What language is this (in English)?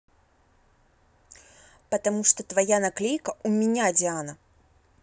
Russian